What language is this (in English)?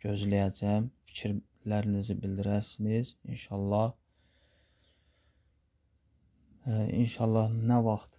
Turkish